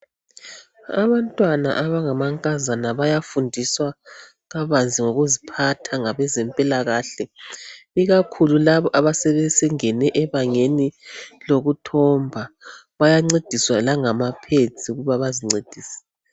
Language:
North Ndebele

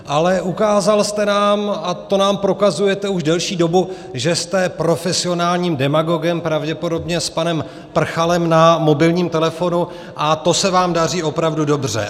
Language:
Czech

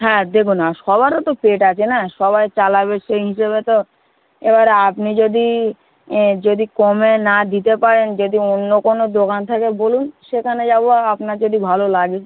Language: Bangla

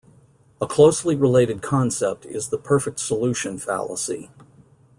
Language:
English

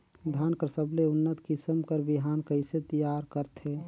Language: Chhattisgarhi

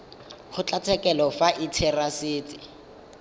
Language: Tswana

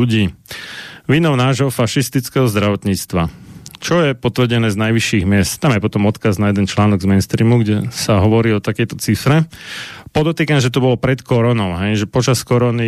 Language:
Slovak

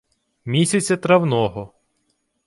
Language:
Ukrainian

